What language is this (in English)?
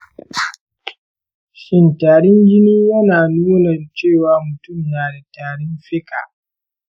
Hausa